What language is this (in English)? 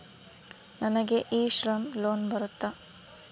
Kannada